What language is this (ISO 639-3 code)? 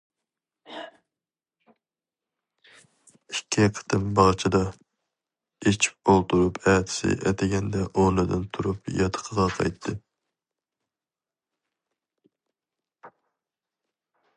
uig